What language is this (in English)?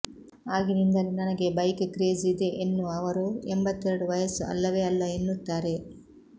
Kannada